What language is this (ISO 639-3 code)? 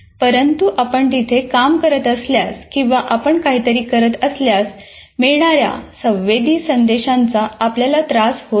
mar